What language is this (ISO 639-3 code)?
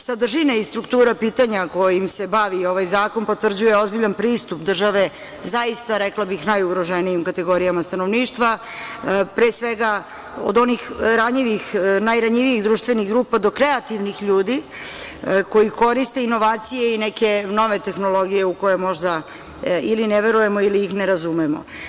srp